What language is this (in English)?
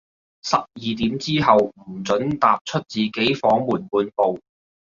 Cantonese